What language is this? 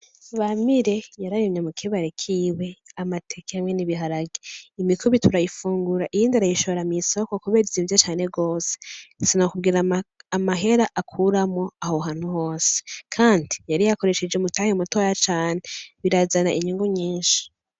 Rundi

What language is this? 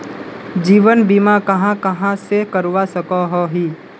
Magahi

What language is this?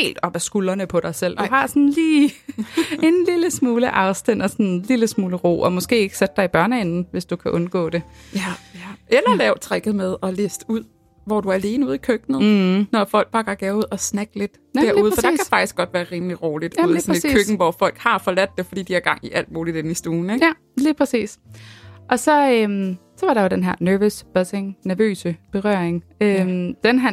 Danish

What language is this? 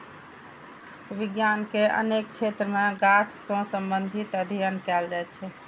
Maithili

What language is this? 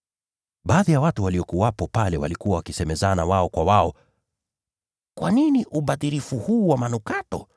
Swahili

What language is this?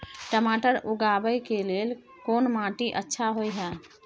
Maithili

